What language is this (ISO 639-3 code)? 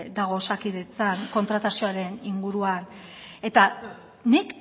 eus